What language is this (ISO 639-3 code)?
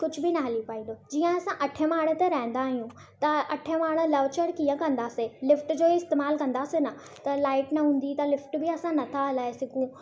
snd